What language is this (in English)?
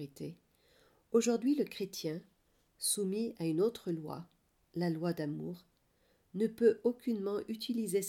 French